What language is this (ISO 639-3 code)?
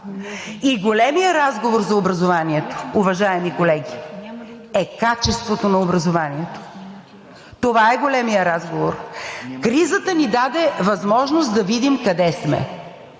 bul